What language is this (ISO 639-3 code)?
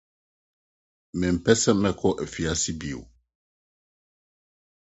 aka